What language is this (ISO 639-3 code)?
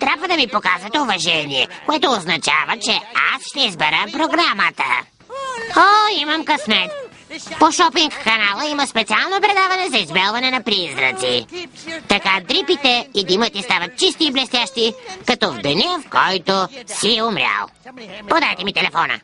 bul